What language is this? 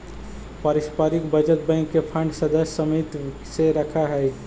Magahi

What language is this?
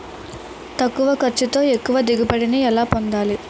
Telugu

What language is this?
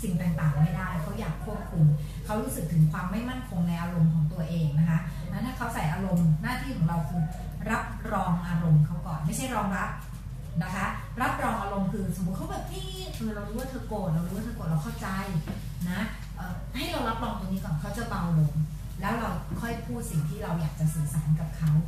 Thai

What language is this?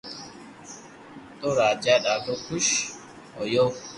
Loarki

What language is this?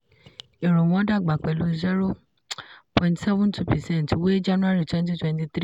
Yoruba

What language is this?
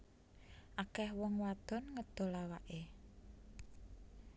Javanese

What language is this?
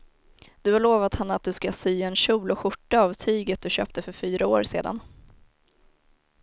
Swedish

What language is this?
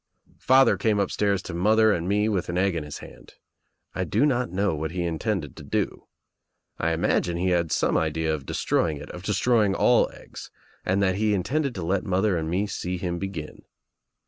English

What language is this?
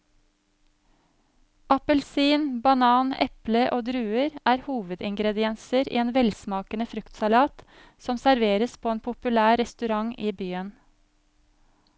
Norwegian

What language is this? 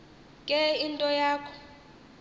Xhosa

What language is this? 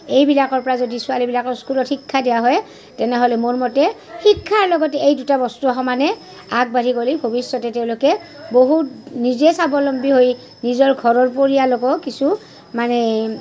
Assamese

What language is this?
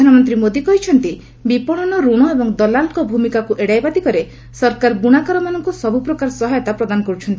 Odia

